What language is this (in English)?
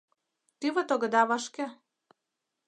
Mari